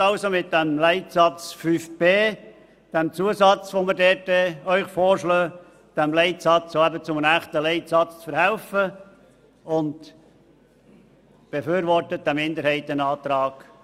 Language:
Swiss German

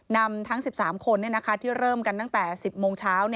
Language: Thai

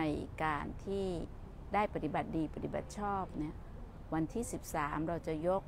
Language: Thai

